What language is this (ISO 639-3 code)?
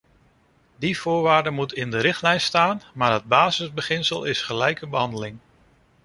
nld